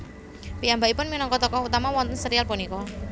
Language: Javanese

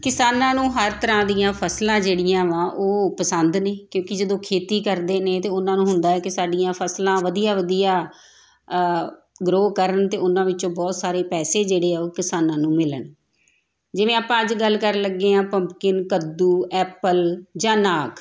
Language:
Punjabi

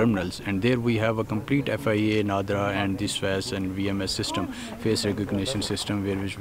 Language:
English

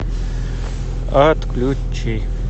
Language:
Russian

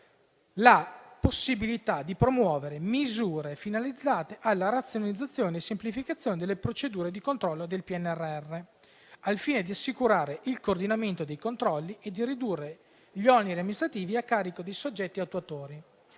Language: Italian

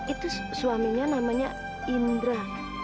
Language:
Indonesian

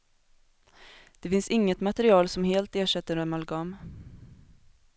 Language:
Swedish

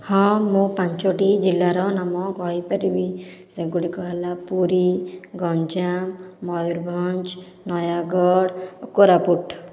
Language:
Odia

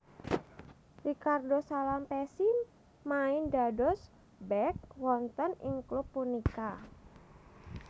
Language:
Javanese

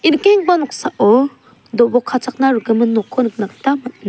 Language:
Garo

